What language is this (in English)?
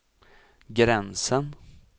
Swedish